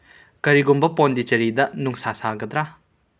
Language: Manipuri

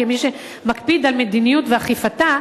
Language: Hebrew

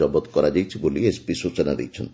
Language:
Odia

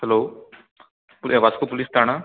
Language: Konkani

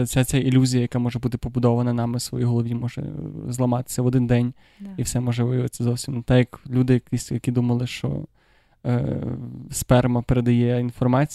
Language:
Ukrainian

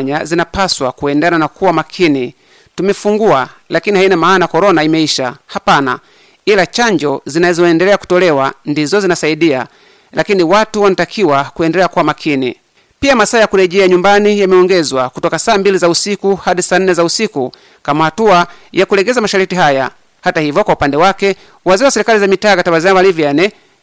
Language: Swahili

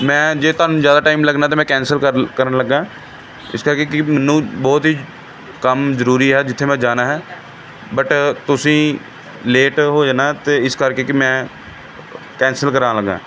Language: Punjabi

